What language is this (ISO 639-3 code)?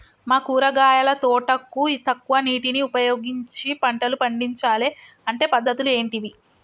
tel